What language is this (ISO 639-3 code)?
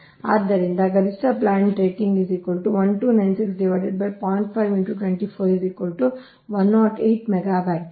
kan